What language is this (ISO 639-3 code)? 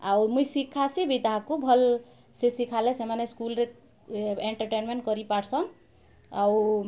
ori